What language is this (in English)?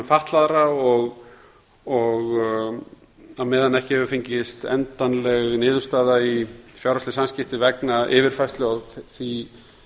Icelandic